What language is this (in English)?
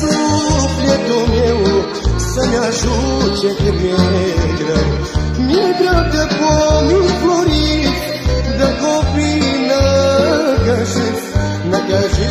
Korean